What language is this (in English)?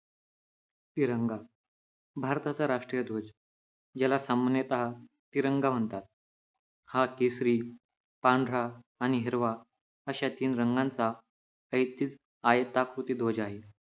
Marathi